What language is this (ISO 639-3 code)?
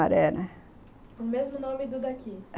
por